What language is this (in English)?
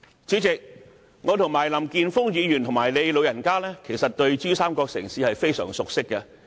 Cantonese